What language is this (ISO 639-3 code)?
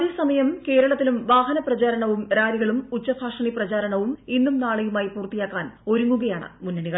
mal